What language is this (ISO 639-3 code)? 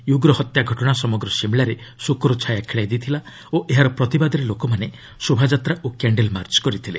ori